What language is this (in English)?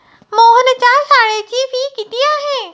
Marathi